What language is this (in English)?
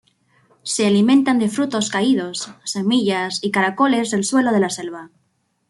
Spanish